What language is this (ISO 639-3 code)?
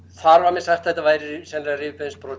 isl